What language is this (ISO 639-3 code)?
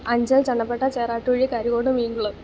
mal